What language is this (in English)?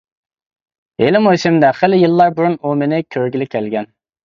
Uyghur